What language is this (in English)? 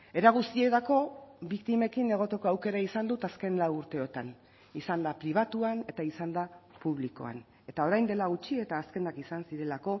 Basque